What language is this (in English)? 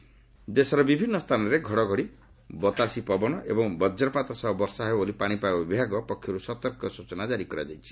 Odia